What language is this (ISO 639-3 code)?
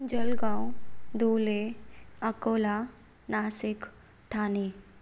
snd